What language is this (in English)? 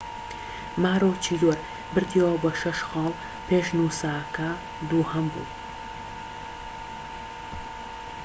Central Kurdish